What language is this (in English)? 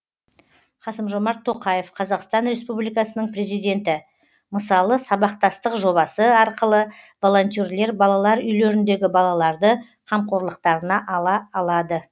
Kazakh